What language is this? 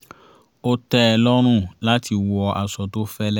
Yoruba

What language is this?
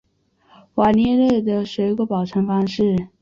Chinese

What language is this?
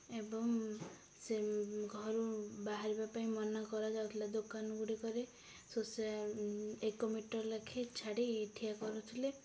Odia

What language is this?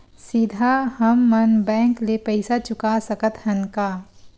Chhattisgarhi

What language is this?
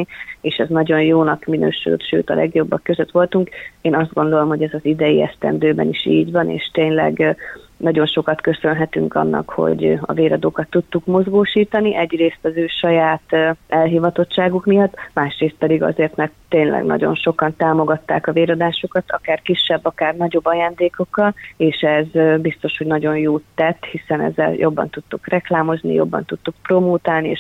Hungarian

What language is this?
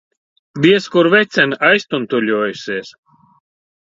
Latvian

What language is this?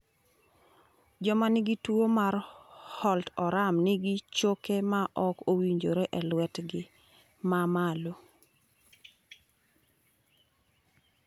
Luo (Kenya and Tanzania)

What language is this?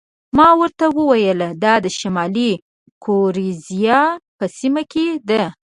Pashto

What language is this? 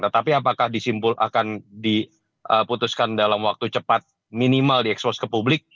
Indonesian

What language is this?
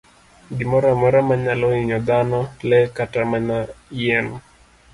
Luo (Kenya and Tanzania)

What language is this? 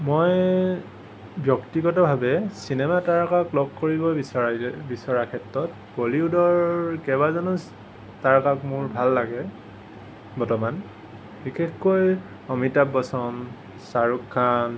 Assamese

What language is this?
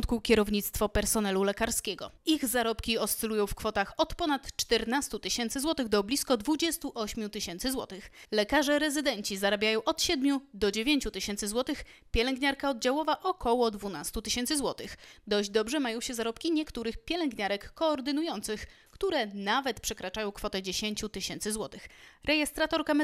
Polish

